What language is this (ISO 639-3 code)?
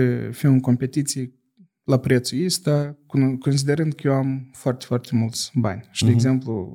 ron